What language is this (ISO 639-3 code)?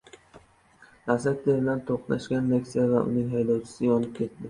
uzb